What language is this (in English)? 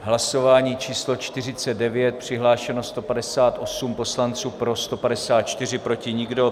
Czech